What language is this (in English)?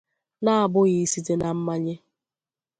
Igbo